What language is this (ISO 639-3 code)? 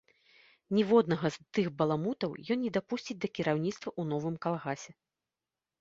bel